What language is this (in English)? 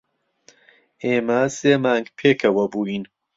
Central Kurdish